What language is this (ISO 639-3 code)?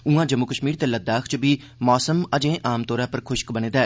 doi